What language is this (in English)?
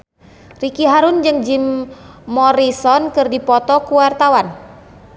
Sundanese